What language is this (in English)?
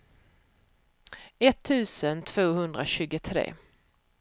Swedish